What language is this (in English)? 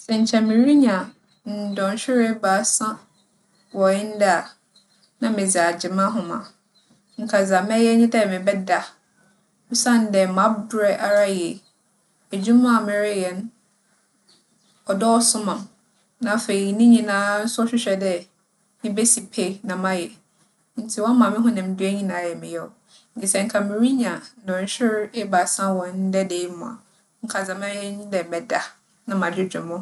Akan